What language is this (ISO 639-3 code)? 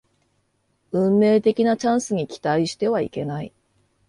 jpn